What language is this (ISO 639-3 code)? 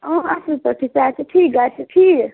kas